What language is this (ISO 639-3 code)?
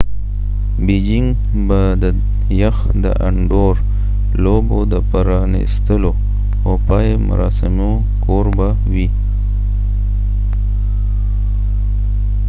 pus